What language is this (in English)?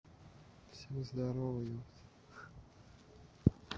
Russian